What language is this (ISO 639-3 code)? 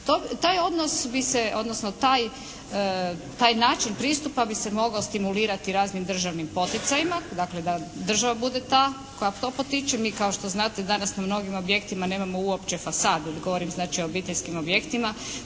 hrv